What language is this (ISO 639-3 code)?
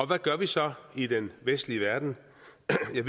dan